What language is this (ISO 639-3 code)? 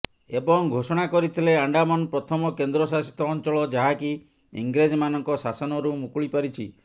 ori